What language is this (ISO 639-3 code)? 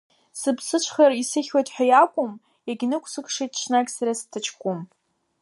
abk